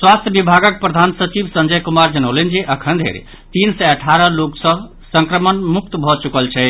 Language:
Maithili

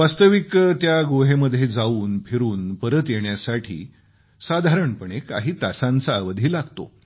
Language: Marathi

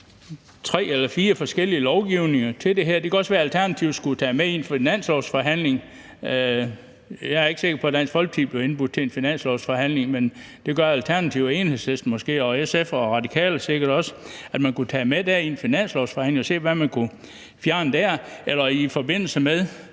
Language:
Danish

